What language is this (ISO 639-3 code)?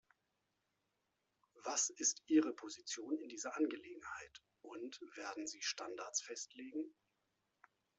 deu